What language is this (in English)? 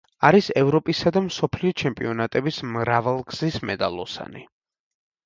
Georgian